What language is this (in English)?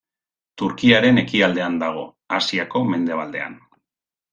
Basque